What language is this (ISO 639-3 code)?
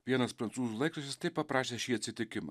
lit